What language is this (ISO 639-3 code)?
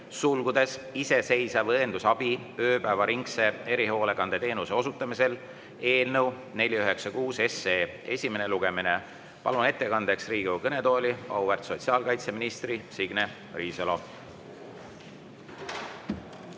est